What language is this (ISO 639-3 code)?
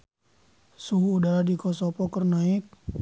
sun